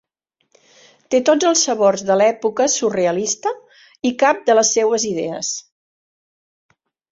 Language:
Catalan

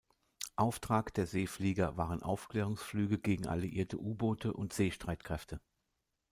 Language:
German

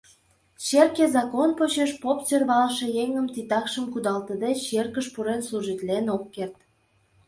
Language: Mari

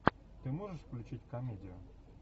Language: Russian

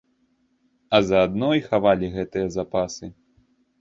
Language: Belarusian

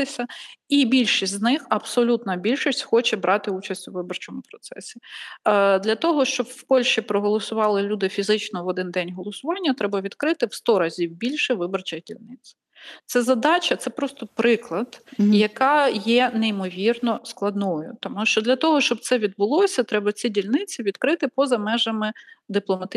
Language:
Ukrainian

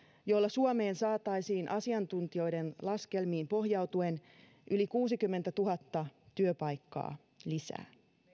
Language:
Finnish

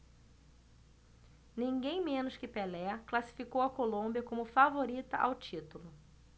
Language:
Portuguese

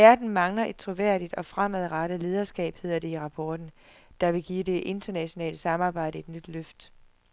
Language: Danish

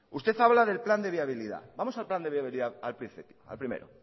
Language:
Spanish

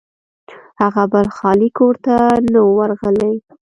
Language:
Pashto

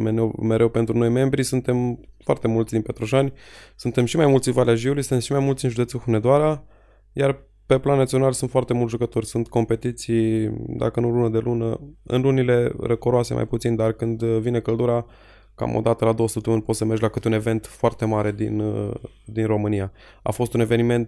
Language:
Romanian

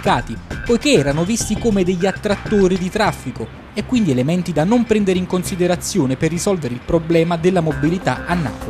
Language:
Italian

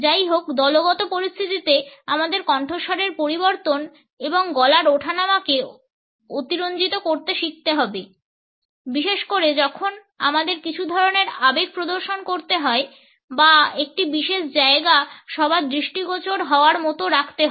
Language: Bangla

